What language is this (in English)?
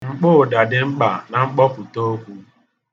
Igbo